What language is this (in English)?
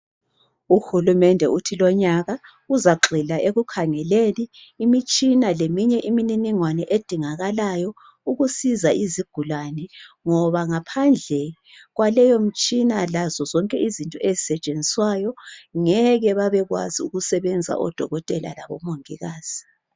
North Ndebele